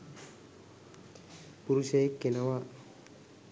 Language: Sinhala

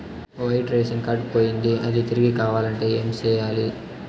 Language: Telugu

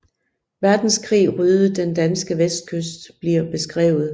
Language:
Danish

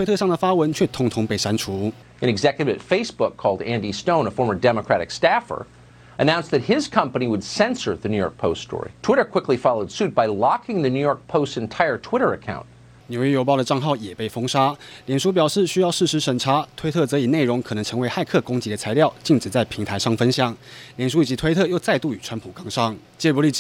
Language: Chinese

